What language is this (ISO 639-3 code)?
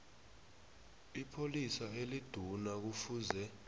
nbl